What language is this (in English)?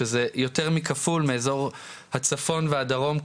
Hebrew